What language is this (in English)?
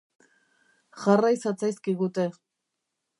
Basque